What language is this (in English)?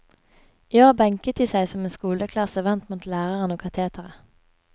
Norwegian